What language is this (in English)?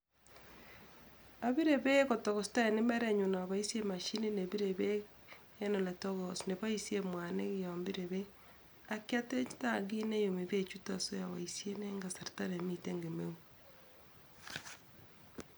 Kalenjin